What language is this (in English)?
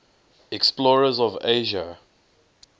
English